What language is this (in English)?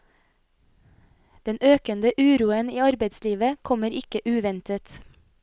Norwegian